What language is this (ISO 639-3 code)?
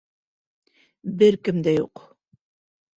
bak